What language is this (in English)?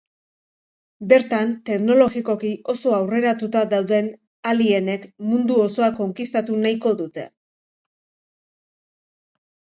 Basque